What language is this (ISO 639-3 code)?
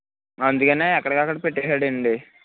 tel